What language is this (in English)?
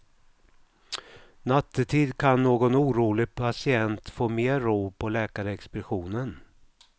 Swedish